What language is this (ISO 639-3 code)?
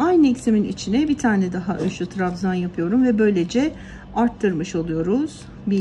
tur